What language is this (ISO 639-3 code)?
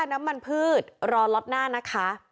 tha